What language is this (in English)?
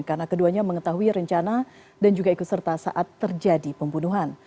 Indonesian